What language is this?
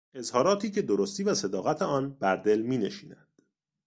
Persian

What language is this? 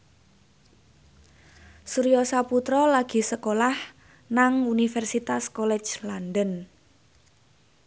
Javanese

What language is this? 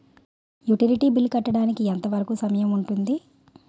Telugu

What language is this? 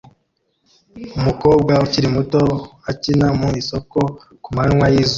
Kinyarwanda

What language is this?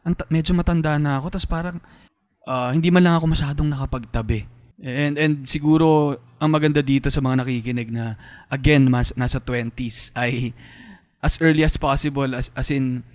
Filipino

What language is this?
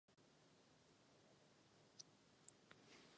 Czech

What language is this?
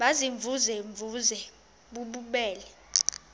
Xhosa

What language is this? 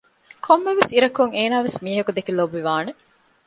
Divehi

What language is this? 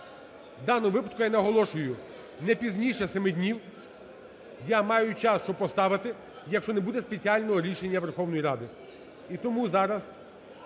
Ukrainian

